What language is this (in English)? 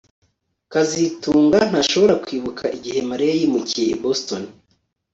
Kinyarwanda